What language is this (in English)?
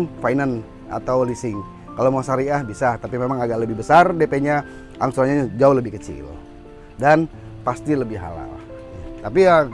Indonesian